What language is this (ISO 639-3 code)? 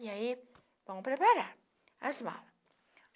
por